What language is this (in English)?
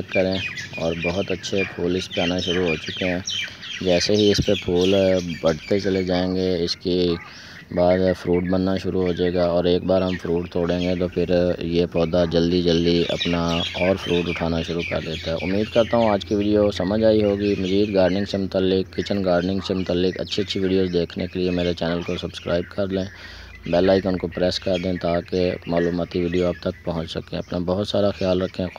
Hindi